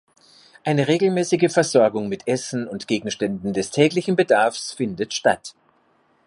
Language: German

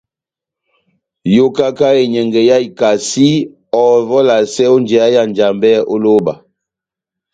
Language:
Batanga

